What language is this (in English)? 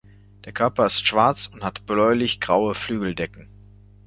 German